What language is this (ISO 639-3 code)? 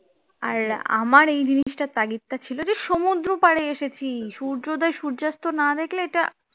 ben